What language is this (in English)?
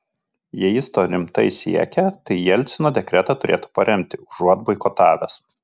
Lithuanian